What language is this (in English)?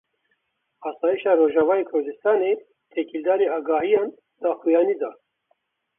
Kurdish